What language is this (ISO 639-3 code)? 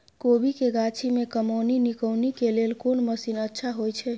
mai